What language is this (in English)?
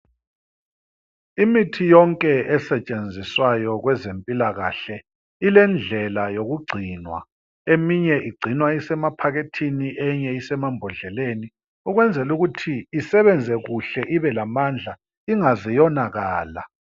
North Ndebele